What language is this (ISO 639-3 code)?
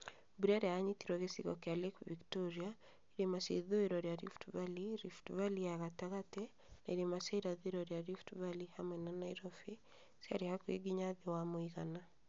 kik